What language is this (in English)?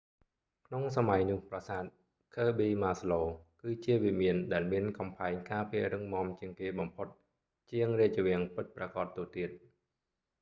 Khmer